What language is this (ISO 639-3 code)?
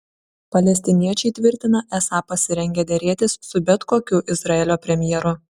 lit